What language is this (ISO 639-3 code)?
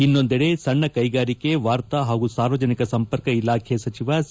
kan